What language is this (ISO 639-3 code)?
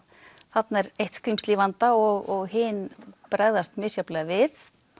isl